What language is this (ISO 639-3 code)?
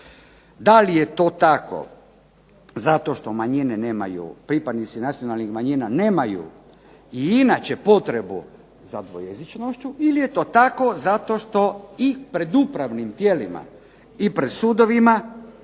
hrv